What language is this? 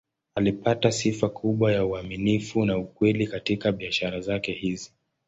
Swahili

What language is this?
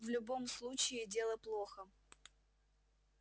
Russian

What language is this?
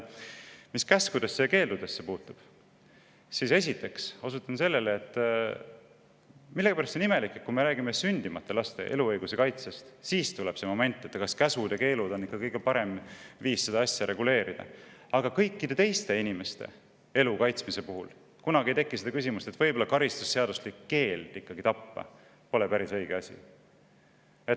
Estonian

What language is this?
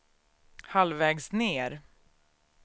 Swedish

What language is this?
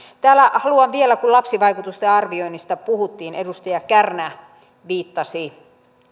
Finnish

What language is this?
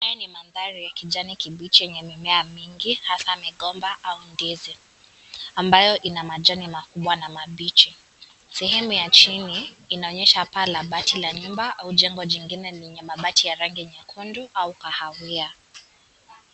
Swahili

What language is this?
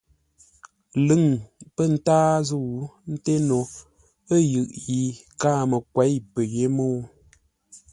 Ngombale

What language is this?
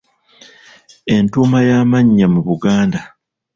Ganda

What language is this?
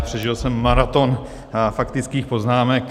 Czech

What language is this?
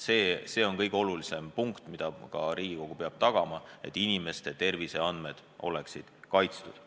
Estonian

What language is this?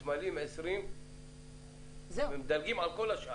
Hebrew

